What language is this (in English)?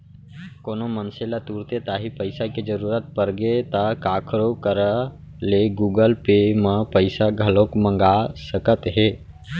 Chhattisgarhi